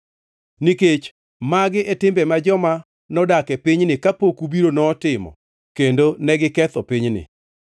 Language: Luo (Kenya and Tanzania)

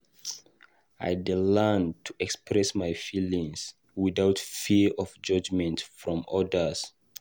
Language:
Nigerian Pidgin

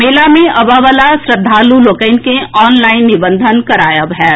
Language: Maithili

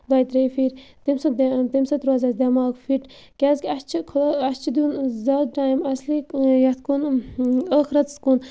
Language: Kashmiri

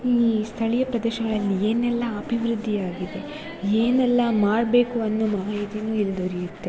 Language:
Kannada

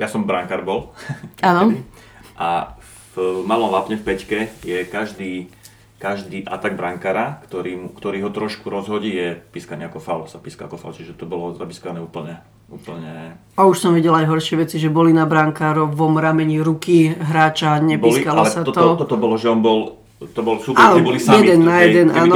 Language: Slovak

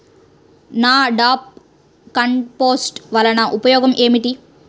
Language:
Telugu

